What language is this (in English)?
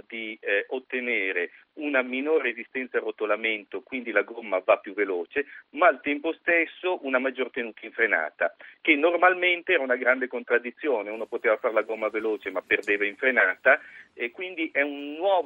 Italian